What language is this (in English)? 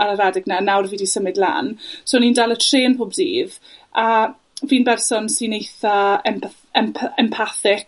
Welsh